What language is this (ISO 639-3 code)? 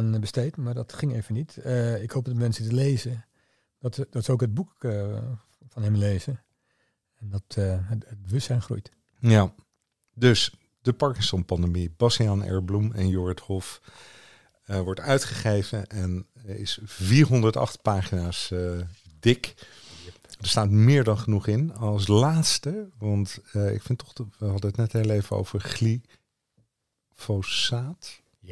nld